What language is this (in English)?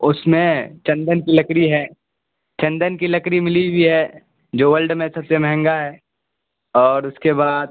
Urdu